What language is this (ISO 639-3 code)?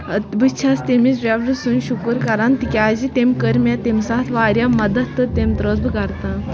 kas